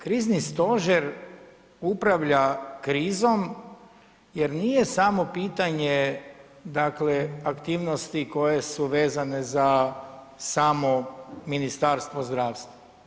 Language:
Croatian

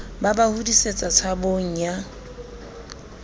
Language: Southern Sotho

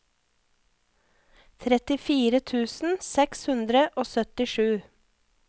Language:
Norwegian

